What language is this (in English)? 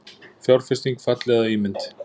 Icelandic